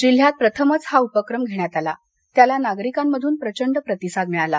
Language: Marathi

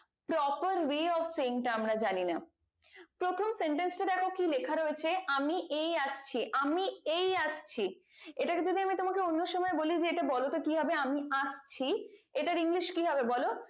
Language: Bangla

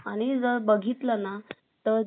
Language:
Marathi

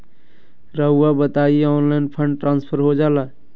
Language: Magahi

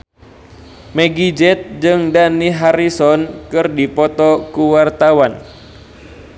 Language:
Sundanese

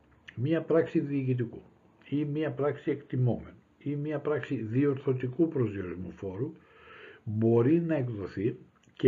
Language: Greek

